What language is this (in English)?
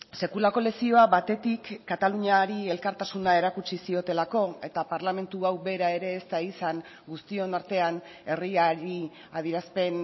Basque